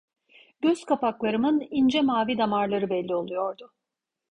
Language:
Turkish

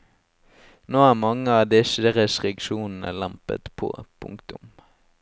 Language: Norwegian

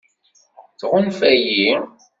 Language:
Kabyle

